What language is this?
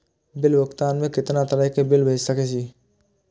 Maithili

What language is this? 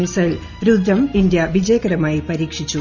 Malayalam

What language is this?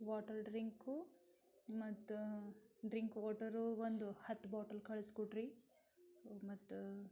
Kannada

